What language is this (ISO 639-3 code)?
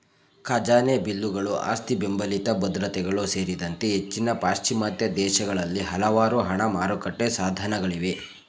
kan